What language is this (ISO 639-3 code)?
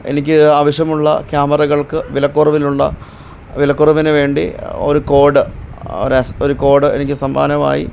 mal